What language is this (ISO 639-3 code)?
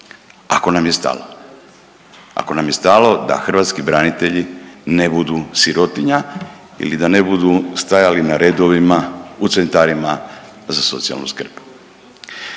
hrv